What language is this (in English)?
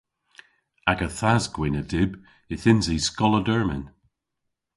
Cornish